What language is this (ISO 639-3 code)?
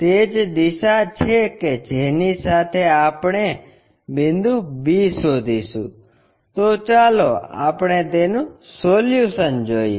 guj